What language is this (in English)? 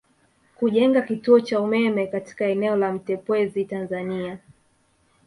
Swahili